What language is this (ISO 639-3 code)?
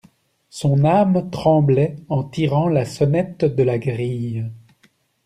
fra